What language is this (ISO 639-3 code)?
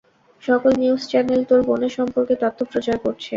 ben